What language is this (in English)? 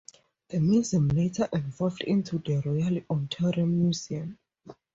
English